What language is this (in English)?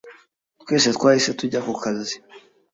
Kinyarwanda